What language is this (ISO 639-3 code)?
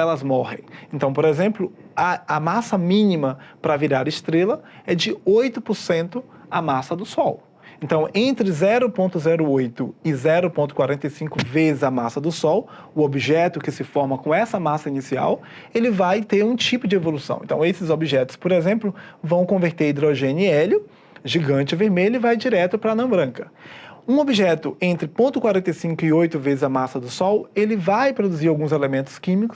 por